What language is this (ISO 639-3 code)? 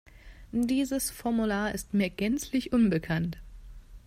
deu